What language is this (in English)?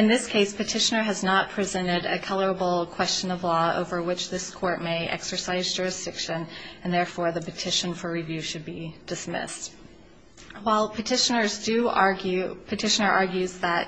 English